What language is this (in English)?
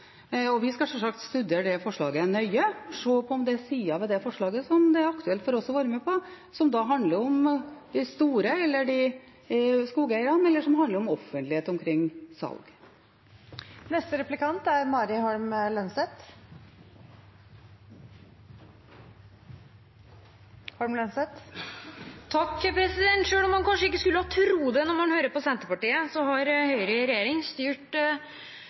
Norwegian Bokmål